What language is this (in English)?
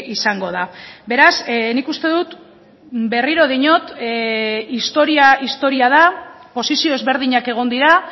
Basque